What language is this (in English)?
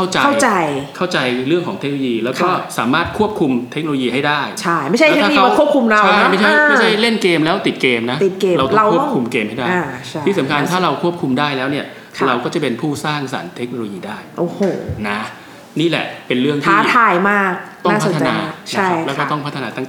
Thai